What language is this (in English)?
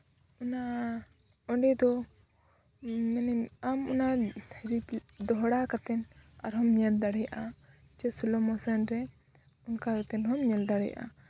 Santali